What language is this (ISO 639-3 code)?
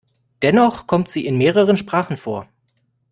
deu